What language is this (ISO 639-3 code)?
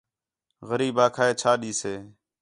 xhe